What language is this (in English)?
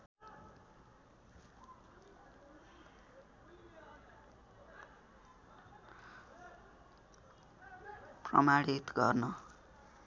Nepali